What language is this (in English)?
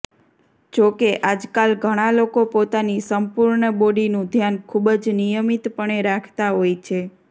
Gujarati